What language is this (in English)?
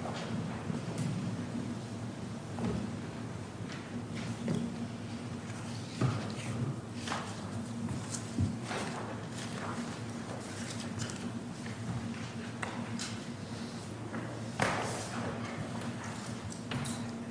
English